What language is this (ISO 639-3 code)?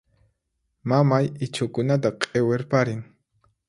qxp